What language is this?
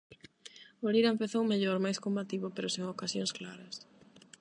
Galician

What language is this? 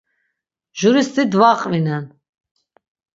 Laz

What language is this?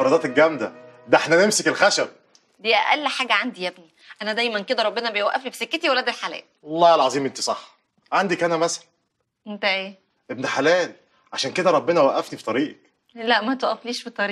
Arabic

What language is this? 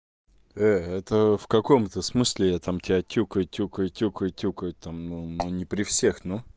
Russian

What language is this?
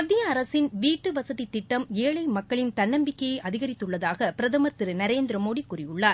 Tamil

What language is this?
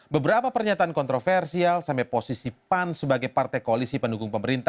Indonesian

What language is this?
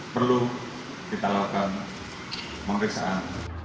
Indonesian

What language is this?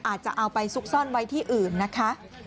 Thai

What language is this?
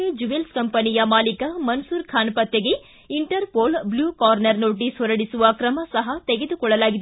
Kannada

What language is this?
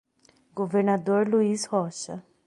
Portuguese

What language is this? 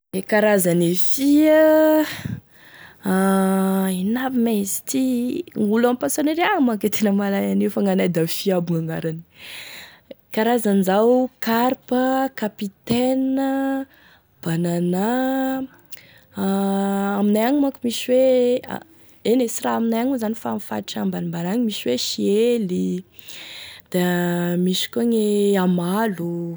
Tesaka Malagasy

